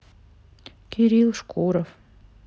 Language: Russian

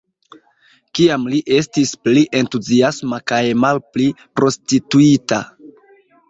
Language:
Esperanto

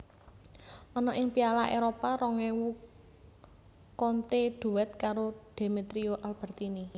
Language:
Javanese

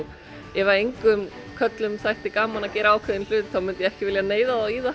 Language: Icelandic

